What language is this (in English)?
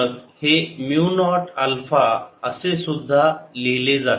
Marathi